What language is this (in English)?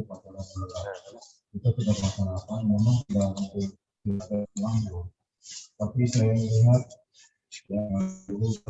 Indonesian